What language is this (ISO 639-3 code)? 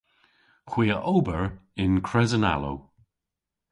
cor